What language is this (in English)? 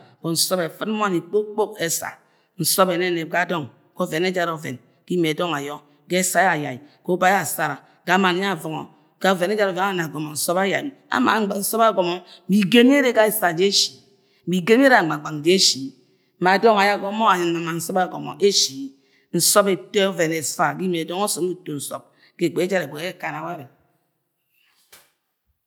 Agwagwune